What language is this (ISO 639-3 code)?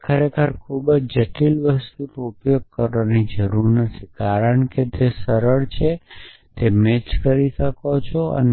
guj